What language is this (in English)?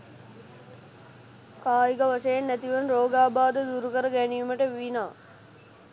Sinhala